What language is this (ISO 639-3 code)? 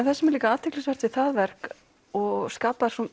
isl